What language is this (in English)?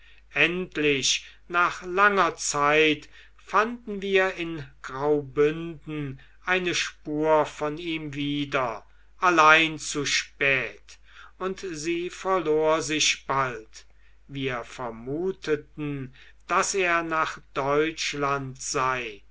German